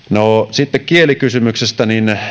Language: Finnish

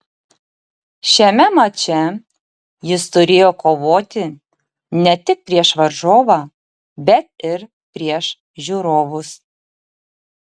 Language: Lithuanian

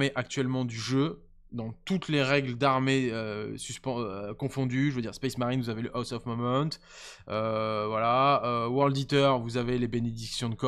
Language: French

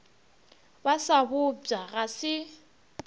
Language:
Northern Sotho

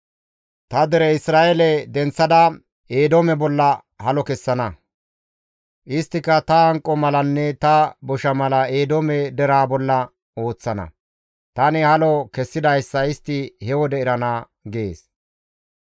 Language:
Gamo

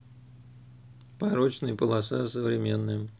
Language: Russian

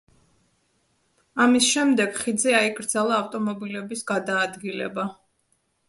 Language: Georgian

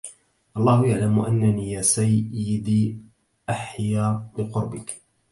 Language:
Arabic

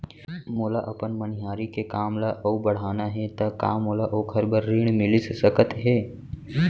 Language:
Chhattisgarhi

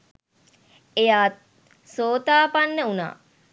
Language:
Sinhala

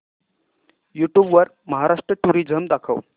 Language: Marathi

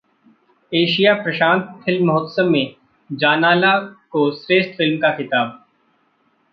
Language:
Hindi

